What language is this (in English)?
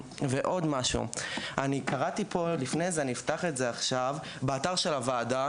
Hebrew